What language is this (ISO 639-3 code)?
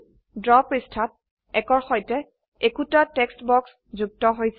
asm